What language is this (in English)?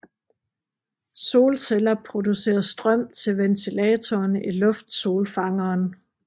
Danish